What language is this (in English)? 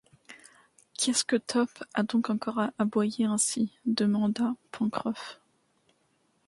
French